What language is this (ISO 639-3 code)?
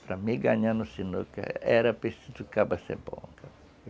por